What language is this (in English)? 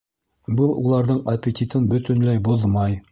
Bashkir